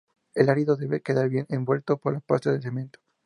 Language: Spanish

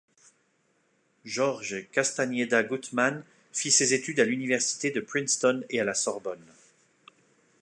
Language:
French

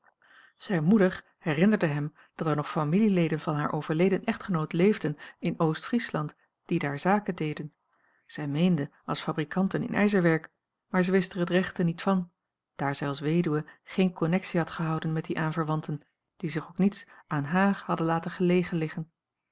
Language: Dutch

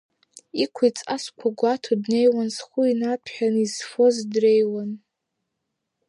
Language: Abkhazian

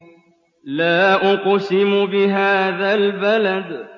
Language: Arabic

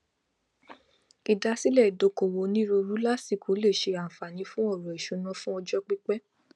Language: Yoruba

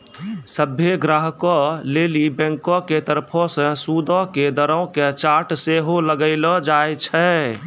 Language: Maithili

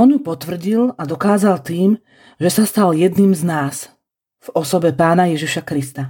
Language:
Slovak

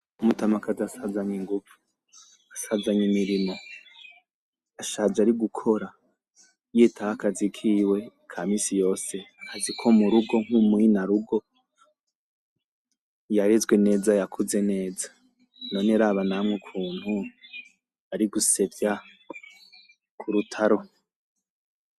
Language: Rundi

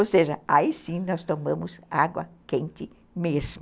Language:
Portuguese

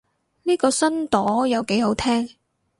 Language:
Cantonese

